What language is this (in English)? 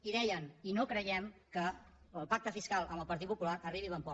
Catalan